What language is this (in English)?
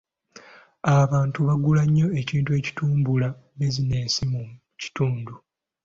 Ganda